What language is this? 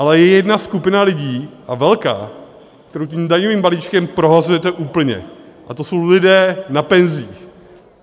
Czech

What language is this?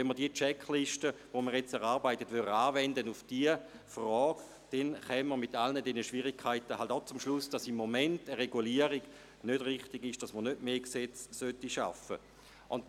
Swiss German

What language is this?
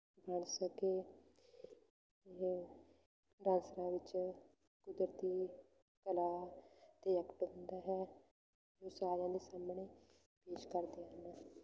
Punjabi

